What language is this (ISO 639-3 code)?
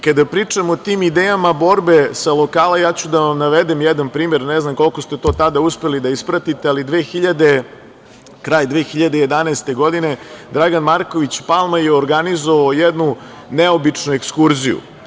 srp